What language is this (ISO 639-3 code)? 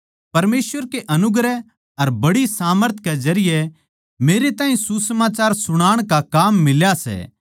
bgc